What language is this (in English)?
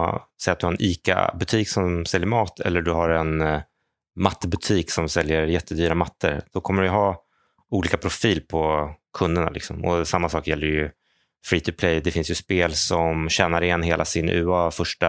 Swedish